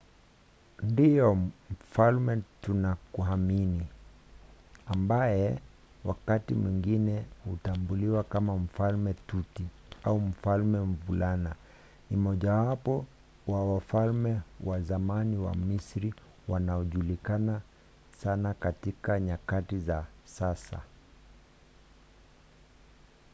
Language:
Swahili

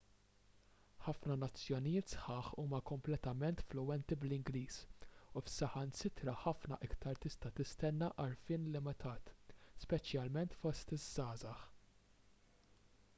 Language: Maltese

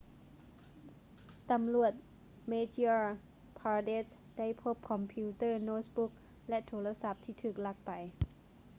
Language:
Lao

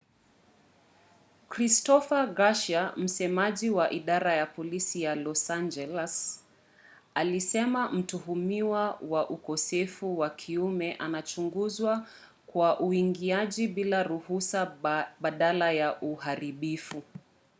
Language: Swahili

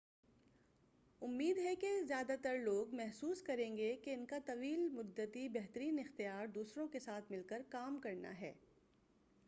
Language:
Urdu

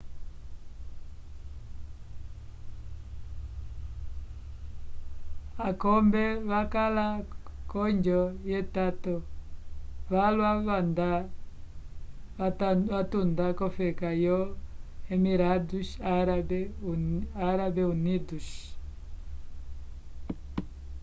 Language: Umbundu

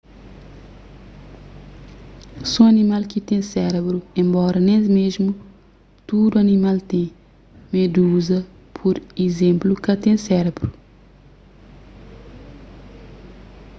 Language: Kabuverdianu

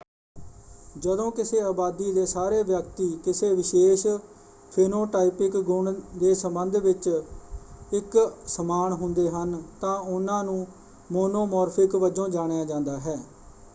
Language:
Punjabi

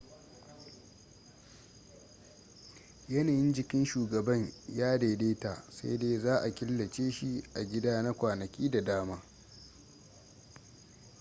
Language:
Hausa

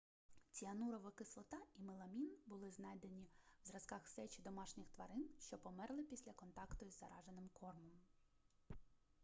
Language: Ukrainian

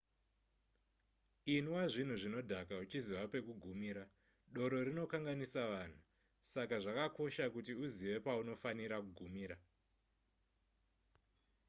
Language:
Shona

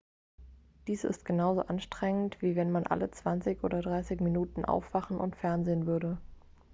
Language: German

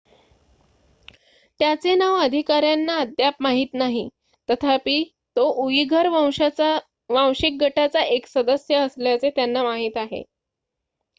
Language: Marathi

